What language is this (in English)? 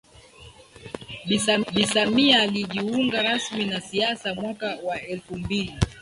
Swahili